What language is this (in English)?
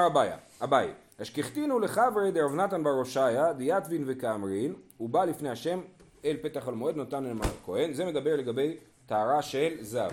Hebrew